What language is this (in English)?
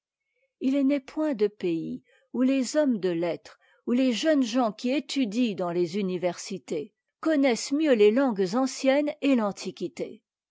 French